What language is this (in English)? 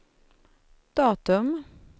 Swedish